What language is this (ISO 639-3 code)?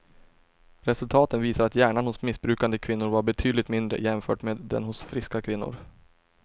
swe